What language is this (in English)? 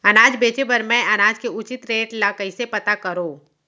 Chhattisgarhi